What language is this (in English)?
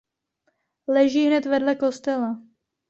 Czech